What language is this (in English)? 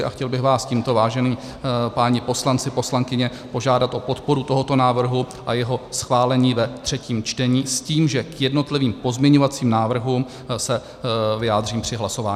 Czech